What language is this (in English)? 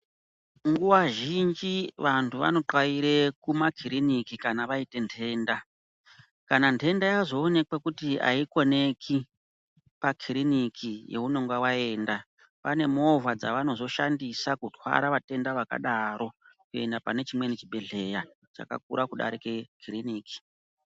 Ndau